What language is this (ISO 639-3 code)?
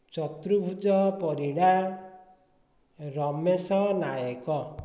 ori